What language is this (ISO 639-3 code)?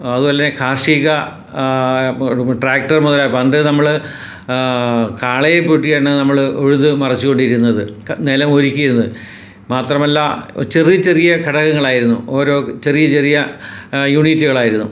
mal